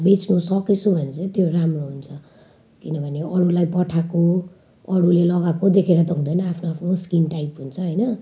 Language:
Nepali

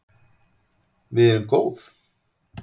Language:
Icelandic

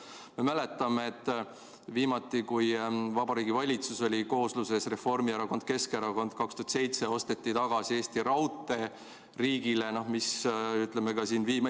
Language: Estonian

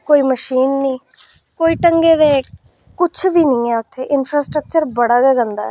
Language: Dogri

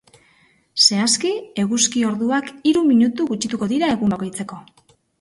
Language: Basque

